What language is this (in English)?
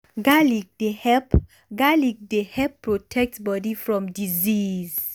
Nigerian Pidgin